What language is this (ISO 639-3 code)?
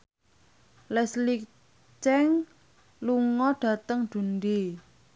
jav